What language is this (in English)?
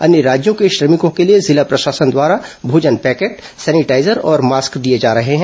Hindi